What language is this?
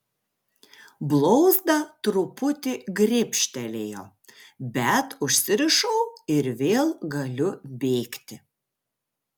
Lithuanian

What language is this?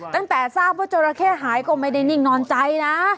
Thai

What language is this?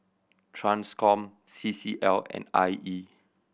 English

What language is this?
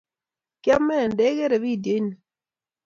Kalenjin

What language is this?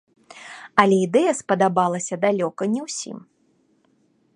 Belarusian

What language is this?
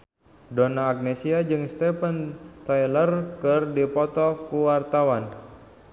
Sundanese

